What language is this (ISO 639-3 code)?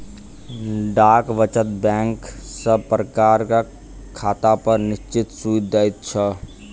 mai